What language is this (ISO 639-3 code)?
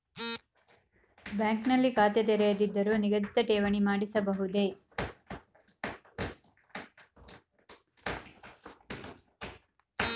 kan